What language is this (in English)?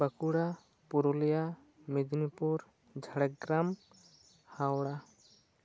Santali